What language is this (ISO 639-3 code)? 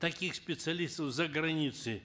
kaz